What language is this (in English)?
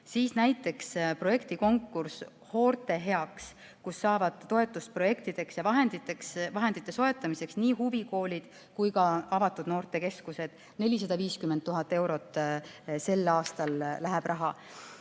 Estonian